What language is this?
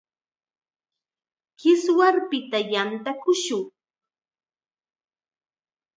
Chiquián Ancash Quechua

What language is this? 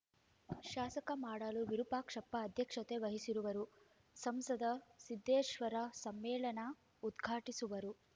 Kannada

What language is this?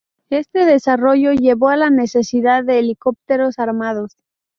Spanish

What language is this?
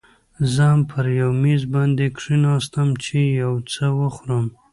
Pashto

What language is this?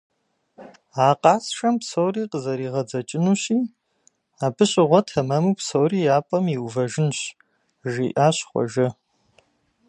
Kabardian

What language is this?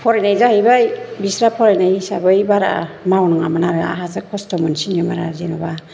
Bodo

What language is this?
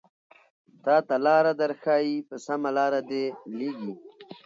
Pashto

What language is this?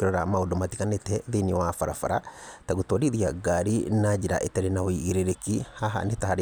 Kikuyu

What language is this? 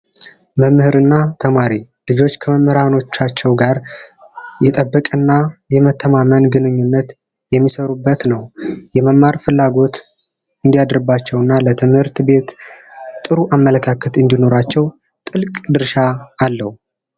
Amharic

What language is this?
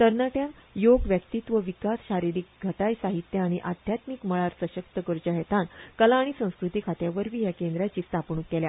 Konkani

